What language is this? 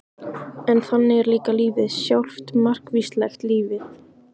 Icelandic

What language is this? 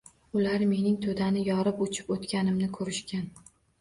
Uzbek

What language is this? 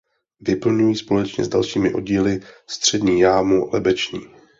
Czech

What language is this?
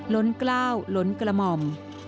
Thai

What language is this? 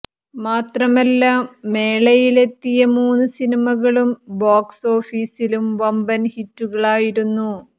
Malayalam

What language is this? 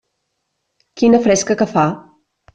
Catalan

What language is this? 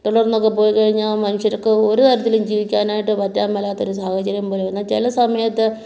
Malayalam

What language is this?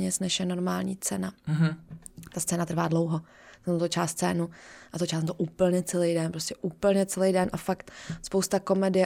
Czech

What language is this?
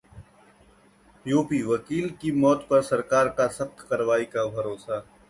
Hindi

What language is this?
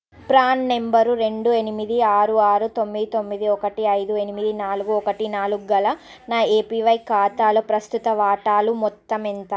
Telugu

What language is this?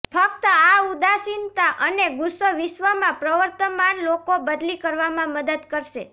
Gujarati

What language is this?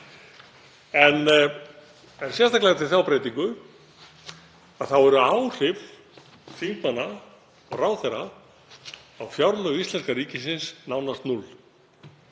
Icelandic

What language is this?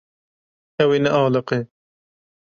Kurdish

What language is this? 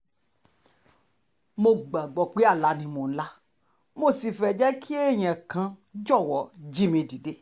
Yoruba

